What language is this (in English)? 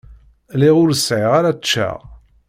Kabyle